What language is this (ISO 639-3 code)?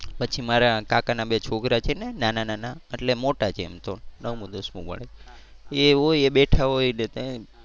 guj